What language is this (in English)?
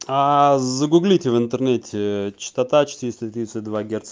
Russian